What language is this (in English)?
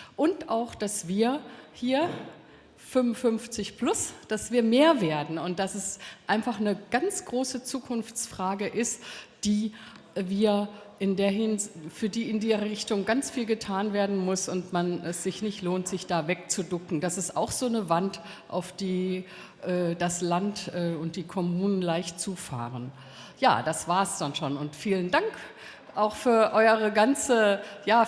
German